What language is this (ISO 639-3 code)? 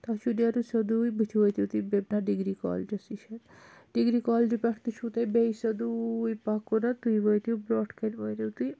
kas